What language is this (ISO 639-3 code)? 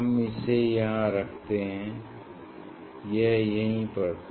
hin